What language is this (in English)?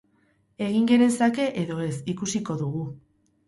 Basque